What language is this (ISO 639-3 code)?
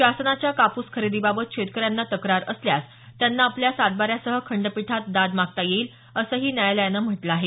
mar